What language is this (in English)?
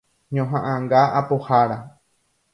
Guarani